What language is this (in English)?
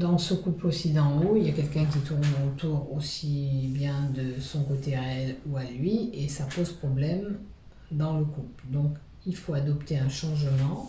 French